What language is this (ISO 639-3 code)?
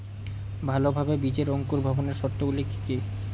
ben